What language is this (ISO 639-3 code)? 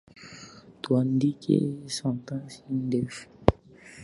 swa